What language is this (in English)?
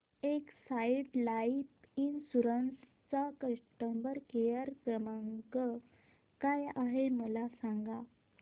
Marathi